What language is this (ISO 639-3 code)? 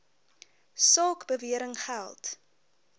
afr